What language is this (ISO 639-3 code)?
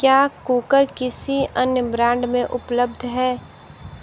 hin